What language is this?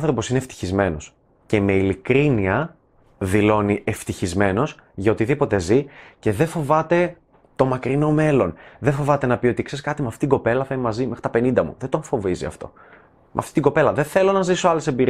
Greek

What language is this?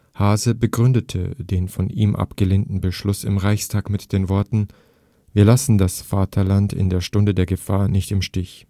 German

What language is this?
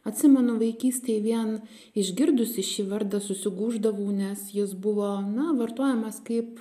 Lithuanian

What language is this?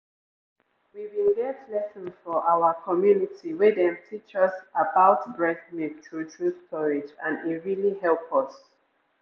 Nigerian Pidgin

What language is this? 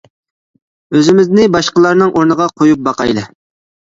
Uyghur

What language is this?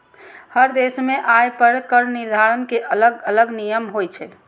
Maithili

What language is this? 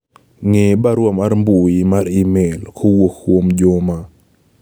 Luo (Kenya and Tanzania)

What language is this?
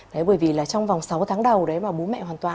Vietnamese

